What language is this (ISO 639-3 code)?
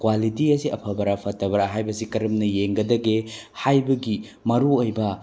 mni